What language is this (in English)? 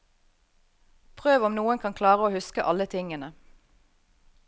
Norwegian